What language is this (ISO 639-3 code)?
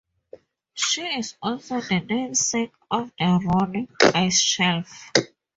eng